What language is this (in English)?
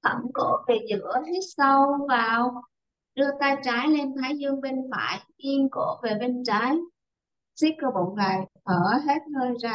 Vietnamese